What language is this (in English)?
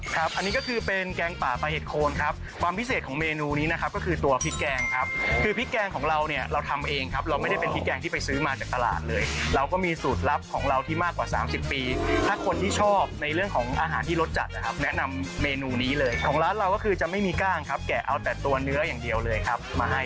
Thai